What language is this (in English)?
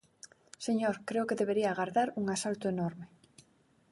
Galician